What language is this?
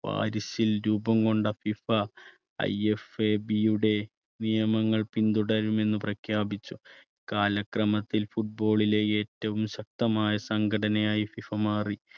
Malayalam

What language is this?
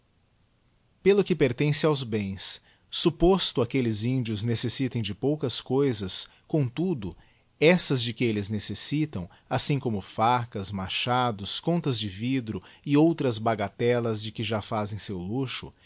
Portuguese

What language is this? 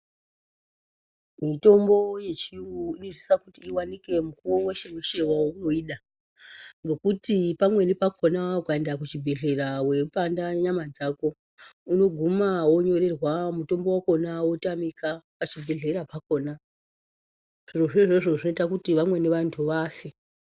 Ndau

